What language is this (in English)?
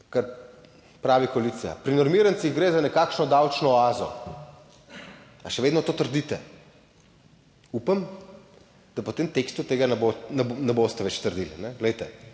Slovenian